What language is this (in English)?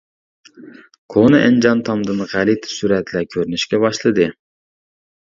Uyghur